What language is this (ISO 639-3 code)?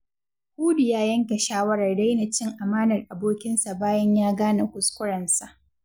hau